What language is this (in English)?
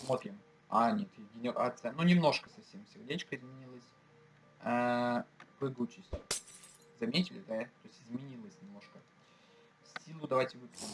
Russian